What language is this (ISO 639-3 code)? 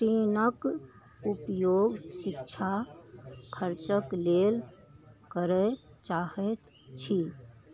mai